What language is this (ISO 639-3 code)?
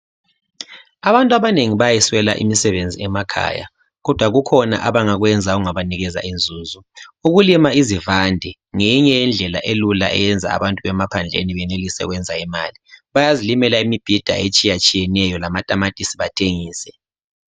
nde